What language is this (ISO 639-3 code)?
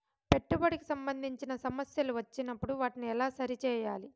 tel